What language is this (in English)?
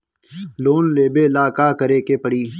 Bhojpuri